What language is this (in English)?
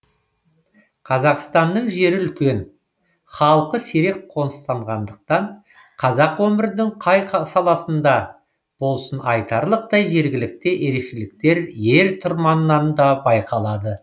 Kazakh